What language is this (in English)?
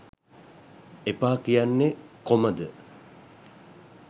Sinhala